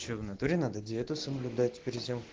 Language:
Russian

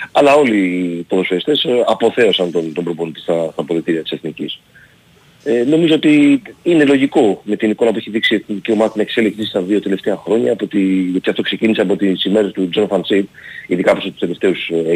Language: Greek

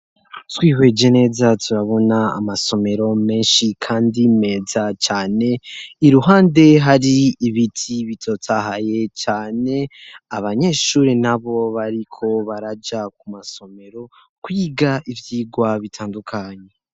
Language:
Rundi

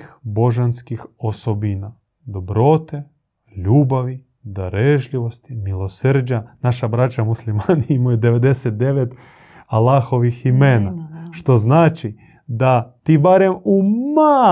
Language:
Croatian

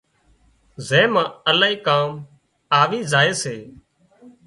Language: Wadiyara Koli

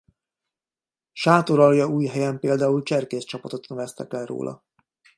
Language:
Hungarian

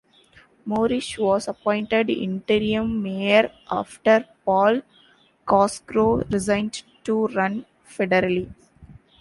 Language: English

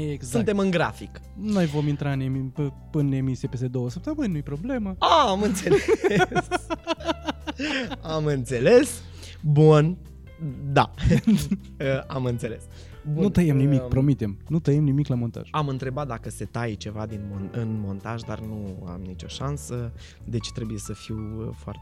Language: Romanian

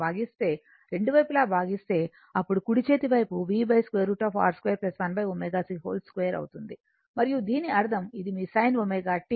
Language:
Telugu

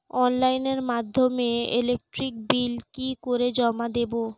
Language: Bangla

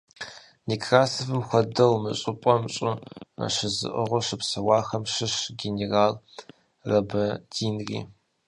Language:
Kabardian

